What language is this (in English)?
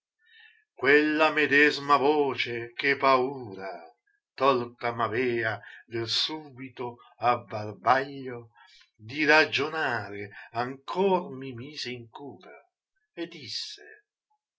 Italian